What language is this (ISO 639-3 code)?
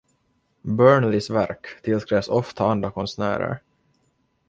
swe